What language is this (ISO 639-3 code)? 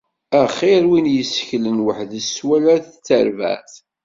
kab